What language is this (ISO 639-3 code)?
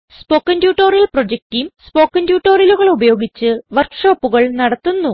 mal